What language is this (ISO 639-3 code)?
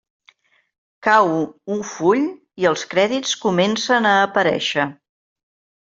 cat